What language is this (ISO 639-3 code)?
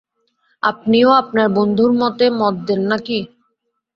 ben